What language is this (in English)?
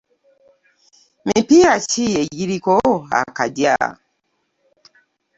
Ganda